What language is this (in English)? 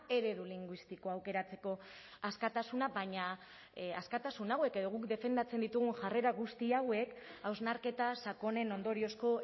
Basque